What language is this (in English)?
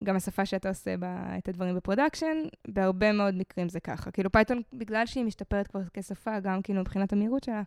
Hebrew